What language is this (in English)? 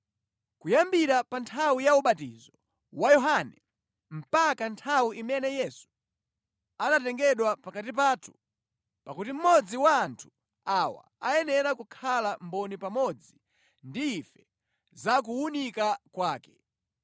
Nyanja